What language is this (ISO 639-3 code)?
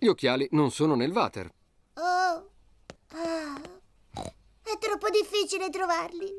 ita